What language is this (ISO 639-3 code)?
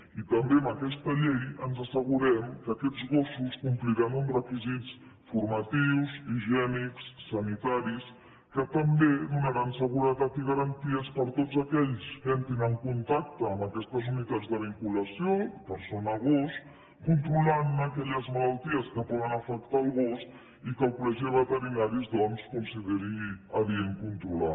cat